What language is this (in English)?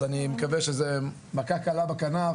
Hebrew